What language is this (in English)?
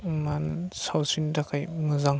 Bodo